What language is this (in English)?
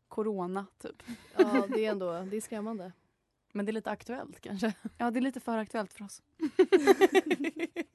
Swedish